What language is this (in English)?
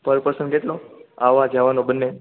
Gujarati